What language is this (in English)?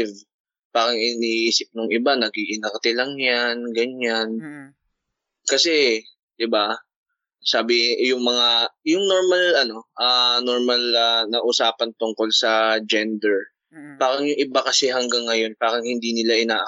Filipino